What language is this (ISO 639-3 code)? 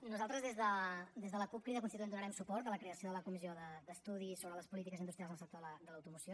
cat